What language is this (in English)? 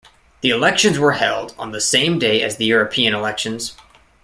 English